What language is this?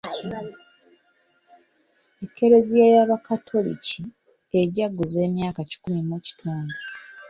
Ganda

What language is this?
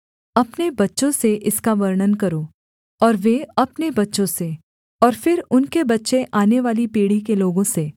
Hindi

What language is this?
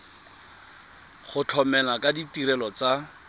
Tswana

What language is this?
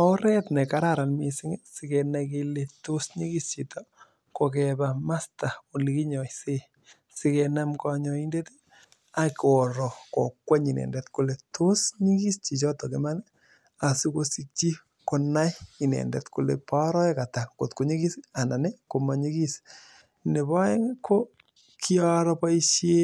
Kalenjin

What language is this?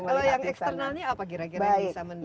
Indonesian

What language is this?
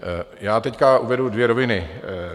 Czech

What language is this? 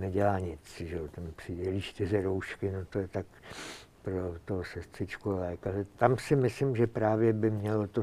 Czech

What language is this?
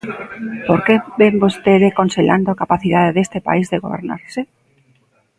Galician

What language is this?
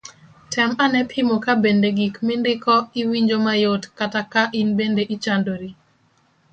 Luo (Kenya and Tanzania)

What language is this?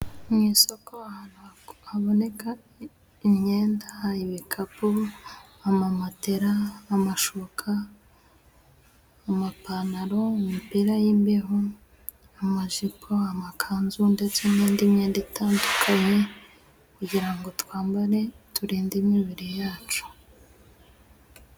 Kinyarwanda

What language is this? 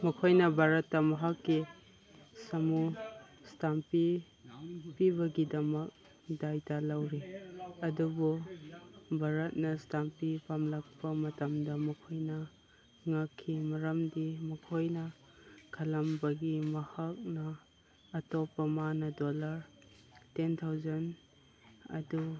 Manipuri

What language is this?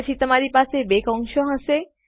Gujarati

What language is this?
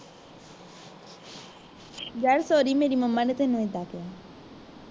Punjabi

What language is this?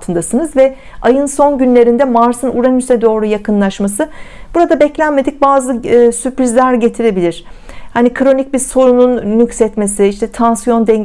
Turkish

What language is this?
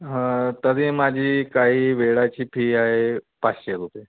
Marathi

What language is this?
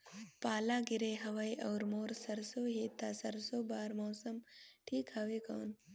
Chhattisgarhi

